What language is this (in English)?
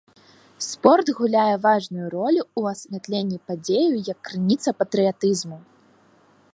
Belarusian